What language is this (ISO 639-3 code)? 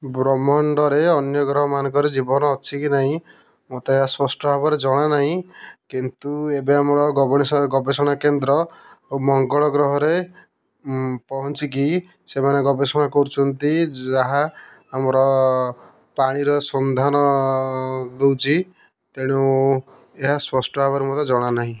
ori